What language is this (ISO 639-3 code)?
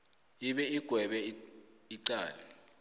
nbl